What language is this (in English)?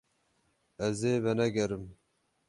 Kurdish